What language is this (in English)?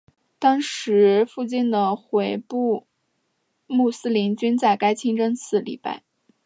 Chinese